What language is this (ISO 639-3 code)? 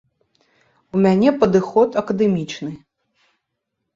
bel